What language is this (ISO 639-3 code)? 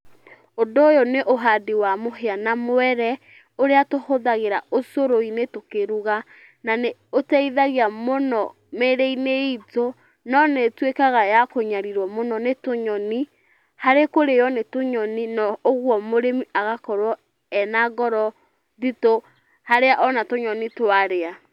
kik